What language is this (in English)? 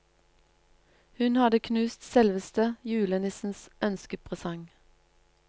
Norwegian